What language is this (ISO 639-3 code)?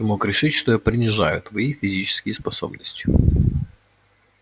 rus